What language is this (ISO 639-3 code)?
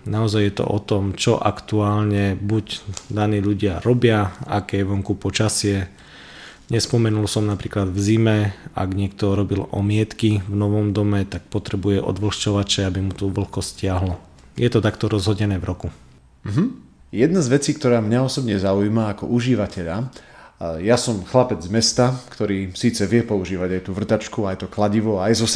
slk